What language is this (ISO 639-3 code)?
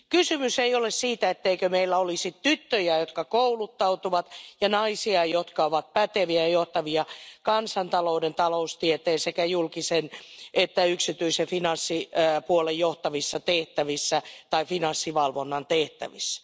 fin